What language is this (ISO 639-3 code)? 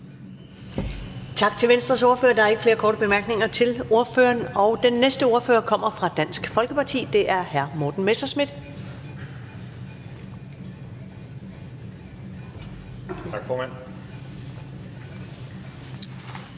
dan